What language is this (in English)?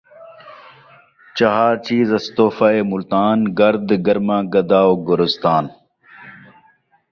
Saraiki